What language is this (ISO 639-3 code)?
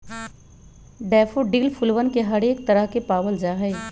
mag